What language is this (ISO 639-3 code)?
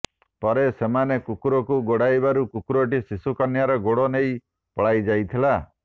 ori